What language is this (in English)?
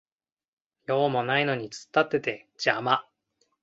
Japanese